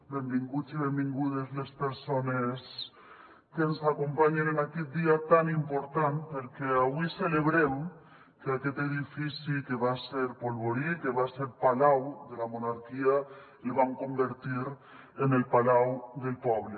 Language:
Catalan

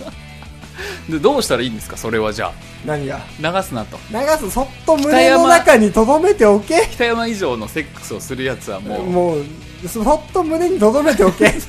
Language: Japanese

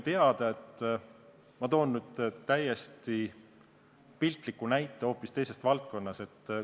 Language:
Estonian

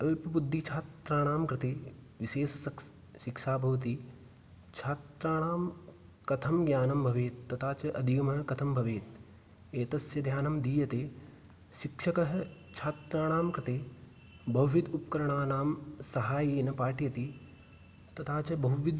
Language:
Sanskrit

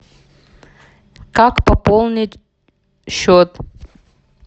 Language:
Russian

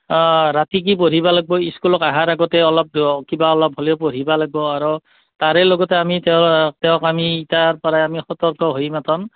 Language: Assamese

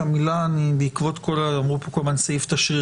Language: Hebrew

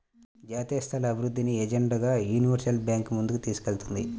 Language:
Telugu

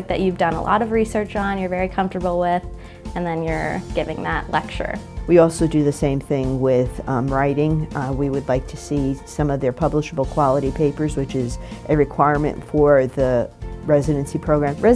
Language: English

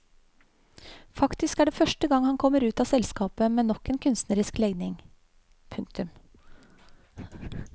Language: Norwegian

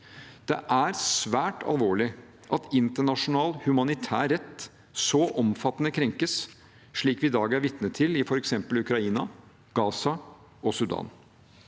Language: Norwegian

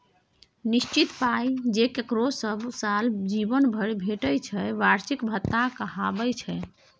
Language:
Maithili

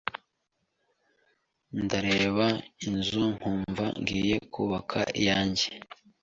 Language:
Kinyarwanda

